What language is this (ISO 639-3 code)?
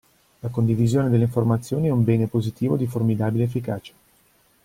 ita